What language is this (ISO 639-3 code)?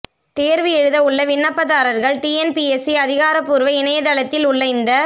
tam